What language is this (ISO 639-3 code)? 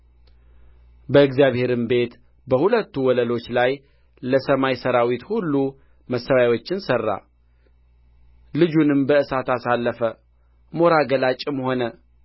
amh